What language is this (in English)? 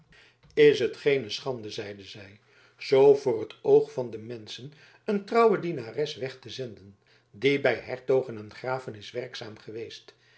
Dutch